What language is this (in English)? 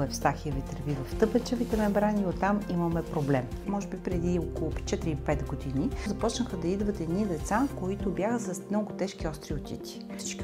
Bulgarian